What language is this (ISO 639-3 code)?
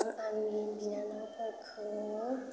brx